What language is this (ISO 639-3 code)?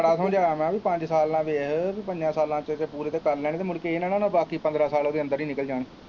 pan